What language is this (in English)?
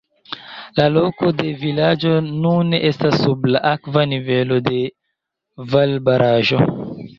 Esperanto